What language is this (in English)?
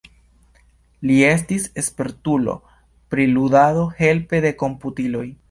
Esperanto